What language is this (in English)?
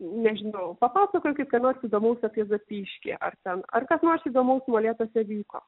Lithuanian